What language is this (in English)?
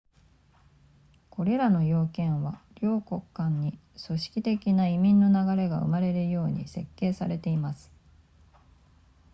Japanese